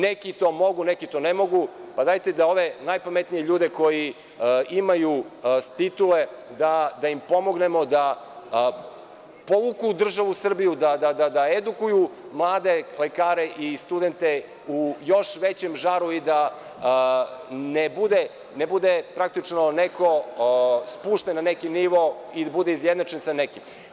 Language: Serbian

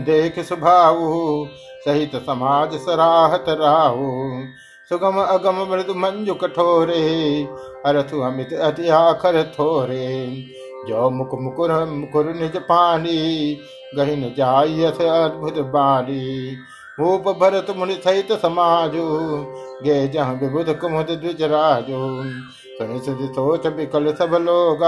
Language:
Hindi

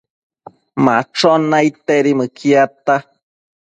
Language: Matsés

